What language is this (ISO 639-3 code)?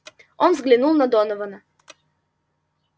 rus